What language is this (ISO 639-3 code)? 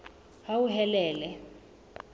sot